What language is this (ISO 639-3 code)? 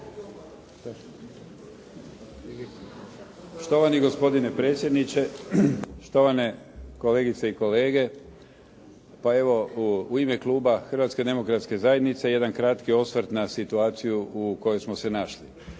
hrv